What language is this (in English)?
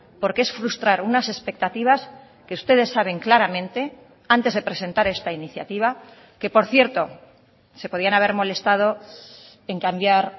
Spanish